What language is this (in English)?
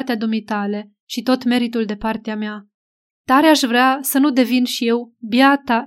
Romanian